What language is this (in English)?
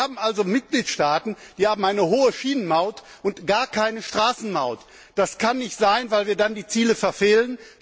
German